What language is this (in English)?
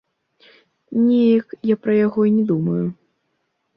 Belarusian